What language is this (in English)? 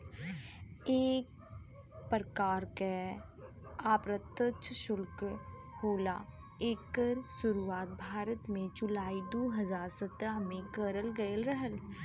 Bhojpuri